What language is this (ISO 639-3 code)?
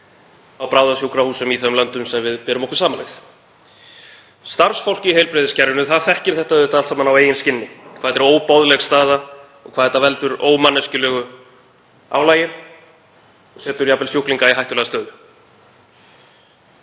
isl